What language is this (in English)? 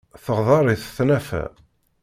Kabyle